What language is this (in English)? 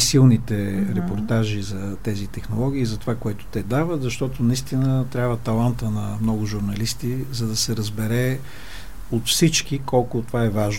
Bulgarian